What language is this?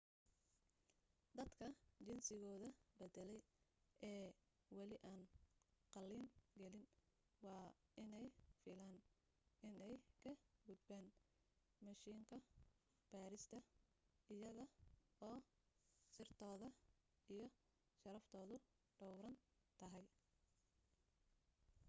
Somali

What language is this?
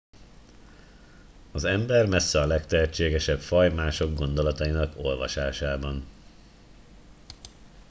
Hungarian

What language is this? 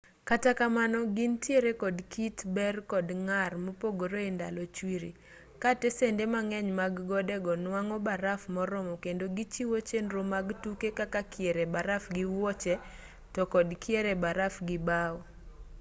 Luo (Kenya and Tanzania)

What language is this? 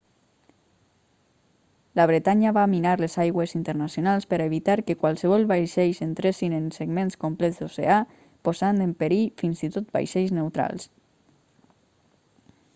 Catalan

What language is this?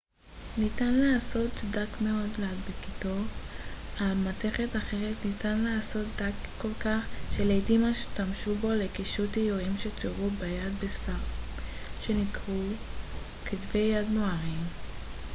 Hebrew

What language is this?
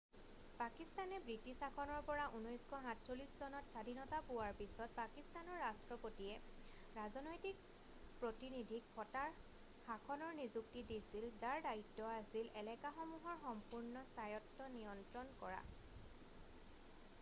Assamese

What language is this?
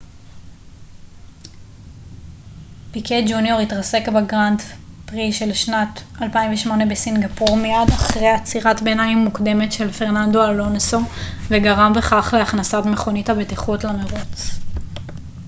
Hebrew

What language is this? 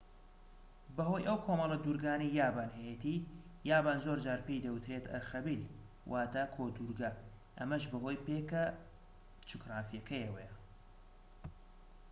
Central Kurdish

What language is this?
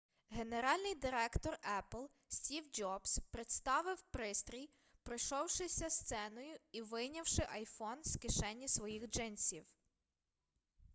Ukrainian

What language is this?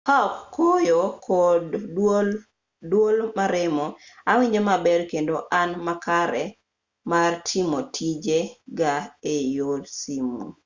Luo (Kenya and Tanzania)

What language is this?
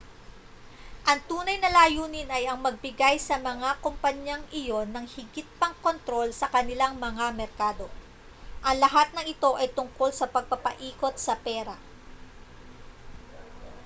Filipino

